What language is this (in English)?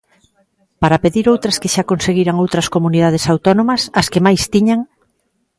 Galician